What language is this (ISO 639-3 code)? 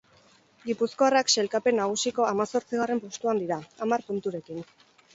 eus